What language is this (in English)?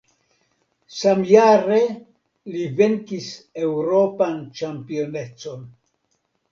Esperanto